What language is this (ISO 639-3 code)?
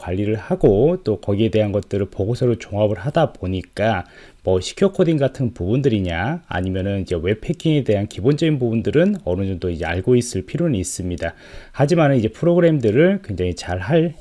kor